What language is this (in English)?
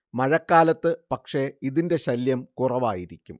Malayalam